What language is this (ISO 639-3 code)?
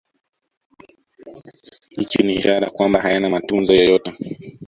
swa